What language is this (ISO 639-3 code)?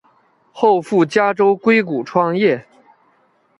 zho